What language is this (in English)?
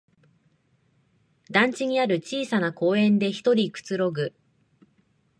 Japanese